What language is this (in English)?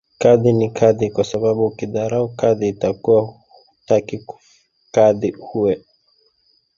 Swahili